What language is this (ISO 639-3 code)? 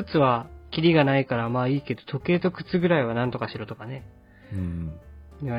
jpn